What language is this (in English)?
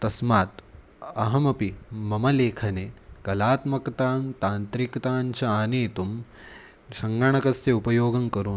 Sanskrit